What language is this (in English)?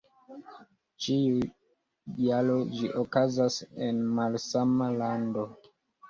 Esperanto